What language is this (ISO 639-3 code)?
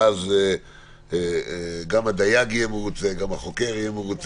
heb